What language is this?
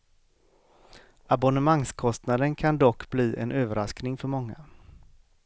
Swedish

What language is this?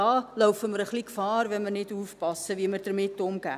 Swiss German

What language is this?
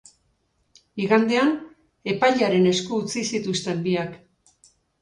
Basque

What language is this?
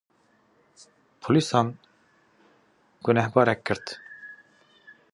Kurdish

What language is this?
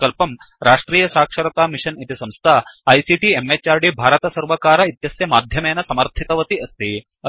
Sanskrit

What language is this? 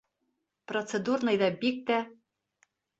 Bashkir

